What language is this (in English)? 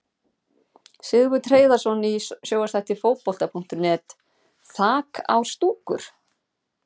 Icelandic